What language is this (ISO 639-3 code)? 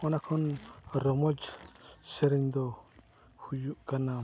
sat